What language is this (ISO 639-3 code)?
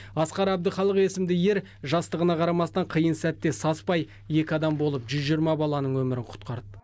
kaz